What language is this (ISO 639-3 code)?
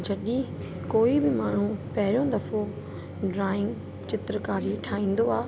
snd